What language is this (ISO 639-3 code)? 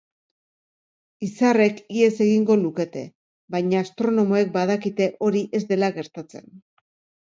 eus